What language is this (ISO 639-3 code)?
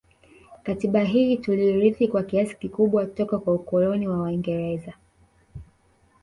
swa